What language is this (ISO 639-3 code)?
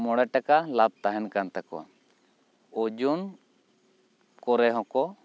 sat